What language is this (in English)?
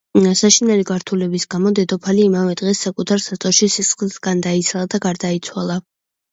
Georgian